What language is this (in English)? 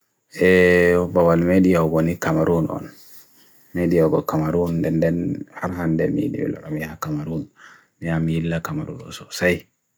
Bagirmi Fulfulde